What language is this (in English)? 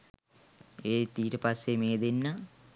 Sinhala